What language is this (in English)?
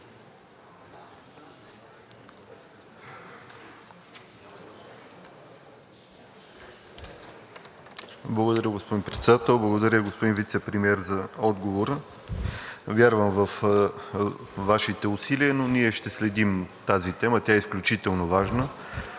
Bulgarian